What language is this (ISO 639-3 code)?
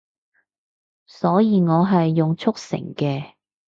yue